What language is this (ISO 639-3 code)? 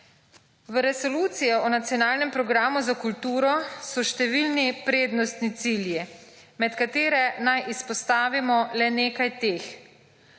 slv